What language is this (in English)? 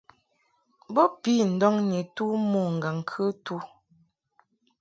Mungaka